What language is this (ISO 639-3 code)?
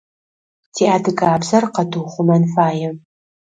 ady